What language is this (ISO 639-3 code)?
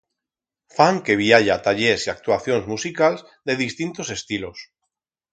arg